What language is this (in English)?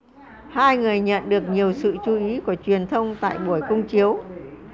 Vietnamese